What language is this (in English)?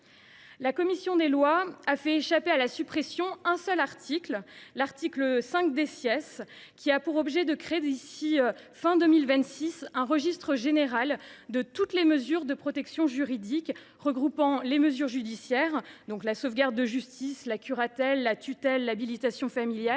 French